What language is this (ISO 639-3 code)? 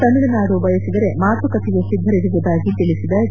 kan